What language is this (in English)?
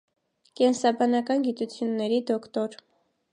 Armenian